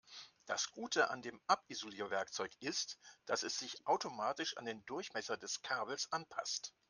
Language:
German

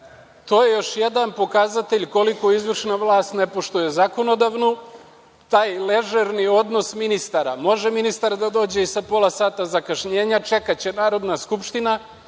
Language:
Serbian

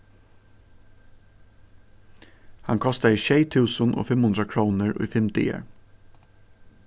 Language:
Faroese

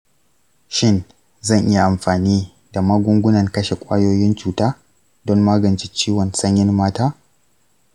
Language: Hausa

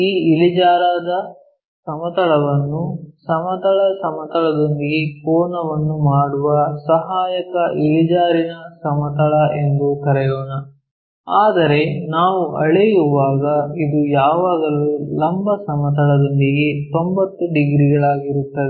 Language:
Kannada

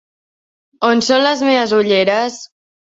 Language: Catalan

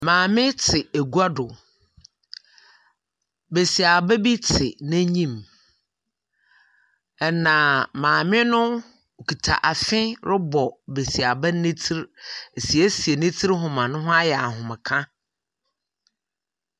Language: Akan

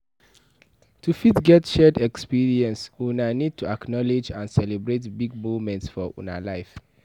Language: Nigerian Pidgin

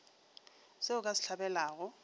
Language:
Northern Sotho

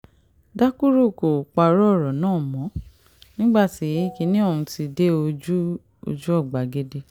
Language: Yoruba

